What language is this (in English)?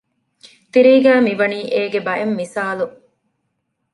Divehi